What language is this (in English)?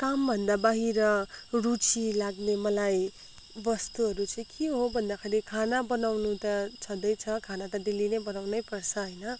Nepali